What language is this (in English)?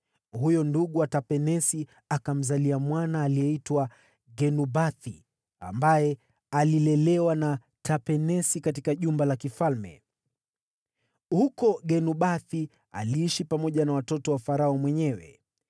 Swahili